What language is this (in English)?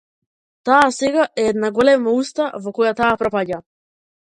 Macedonian